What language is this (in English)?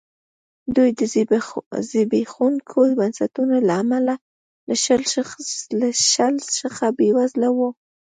Pashto